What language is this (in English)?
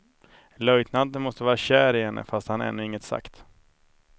Swedish